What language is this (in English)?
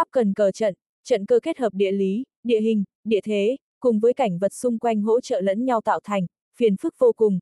Vietnamese